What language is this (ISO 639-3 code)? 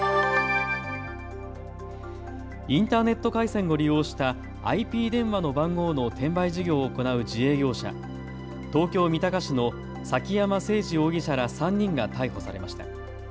jpn